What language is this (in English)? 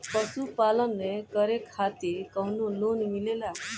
Bhojpuri